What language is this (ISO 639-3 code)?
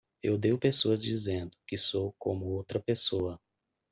por